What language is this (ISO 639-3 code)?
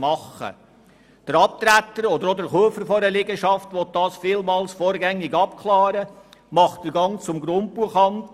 gsw